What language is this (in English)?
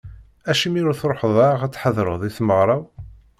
Kabyle